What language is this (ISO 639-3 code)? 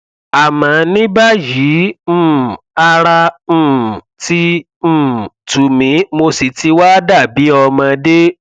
yor